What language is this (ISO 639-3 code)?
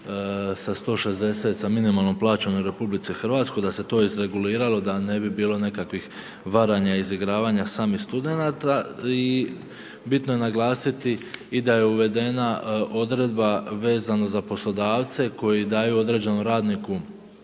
hrv